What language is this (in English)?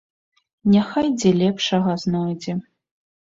Belarusian